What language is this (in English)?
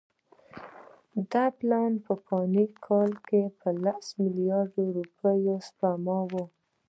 Pashto